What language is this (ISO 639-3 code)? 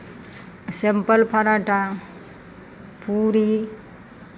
mai